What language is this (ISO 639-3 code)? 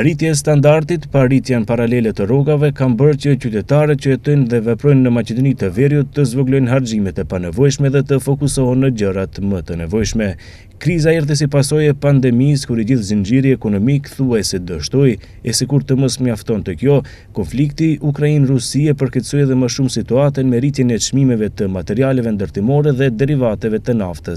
ron